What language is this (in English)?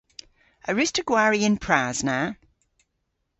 Cornish